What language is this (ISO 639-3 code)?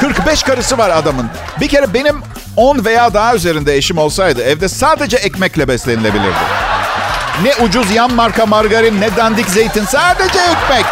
tur